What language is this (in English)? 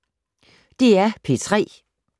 Danish